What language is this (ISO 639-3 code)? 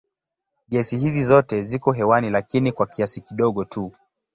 swa